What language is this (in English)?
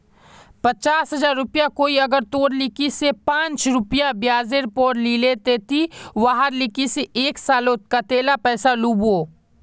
Magahi